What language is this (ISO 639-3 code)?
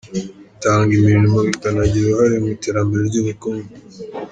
kin